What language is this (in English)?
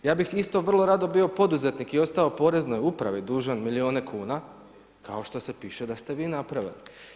Croatian